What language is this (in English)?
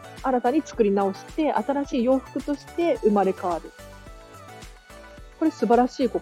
Japanese